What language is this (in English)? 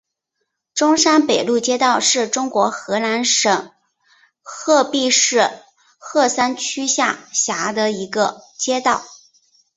Chinese